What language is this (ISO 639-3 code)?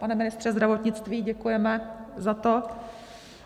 ces